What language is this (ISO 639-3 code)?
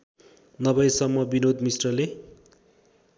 nep